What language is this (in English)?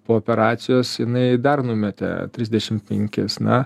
Lithuanian